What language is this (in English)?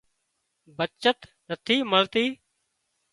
Wadiyara Koli